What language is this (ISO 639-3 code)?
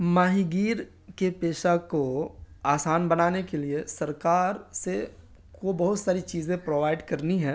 urd